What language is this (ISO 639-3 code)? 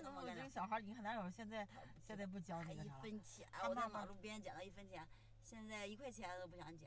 zho